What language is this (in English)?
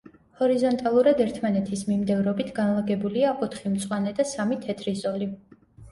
Georgian